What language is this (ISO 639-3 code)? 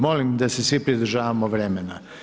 hrv